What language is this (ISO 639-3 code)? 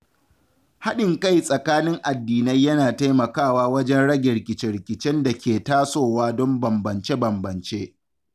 hau